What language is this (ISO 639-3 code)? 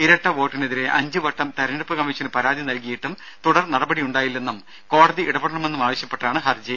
mal